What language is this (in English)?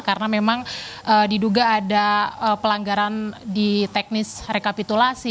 Indonesian